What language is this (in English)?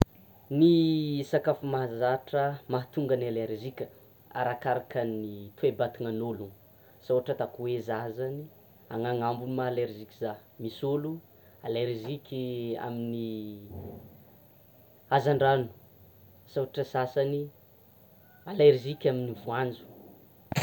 Tsimihety Malagasy